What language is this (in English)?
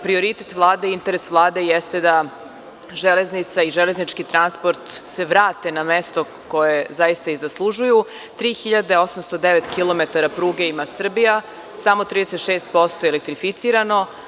Serbian